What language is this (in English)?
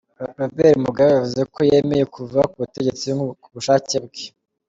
Kinyarwanda